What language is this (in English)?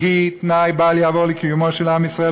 Hebrew